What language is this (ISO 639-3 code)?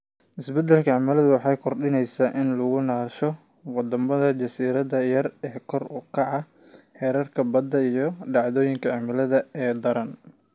som